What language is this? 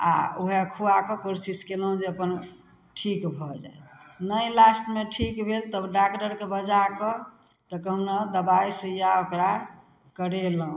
Maithili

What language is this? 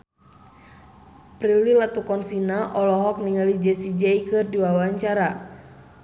Sundanese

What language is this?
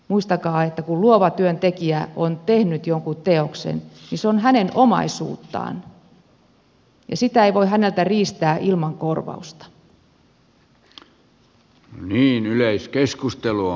Finnish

